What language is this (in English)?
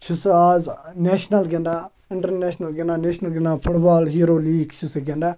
Kashmiri